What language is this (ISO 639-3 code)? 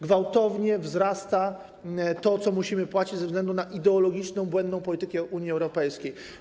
pol